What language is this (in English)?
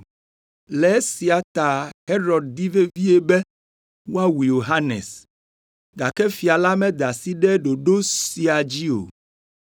Ewe